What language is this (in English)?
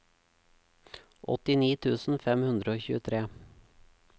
Norwegian